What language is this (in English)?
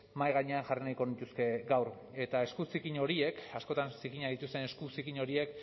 Basque